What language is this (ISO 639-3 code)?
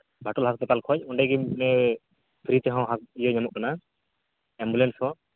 sat